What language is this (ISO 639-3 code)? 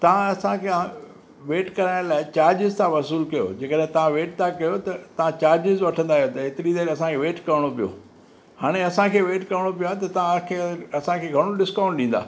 snd